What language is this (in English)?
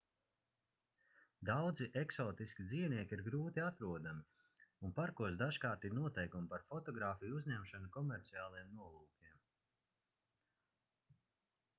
Latvian